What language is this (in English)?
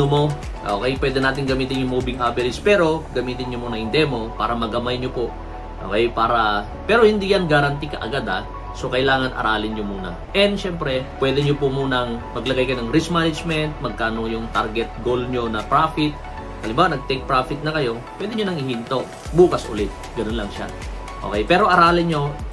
Filipino